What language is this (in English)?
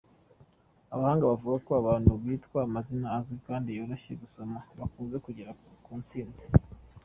Kinyarwanda